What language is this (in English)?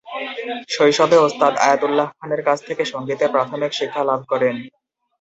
Bangla